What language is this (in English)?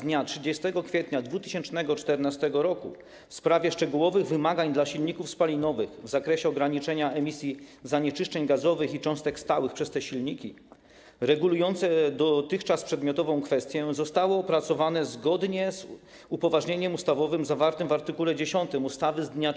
Polish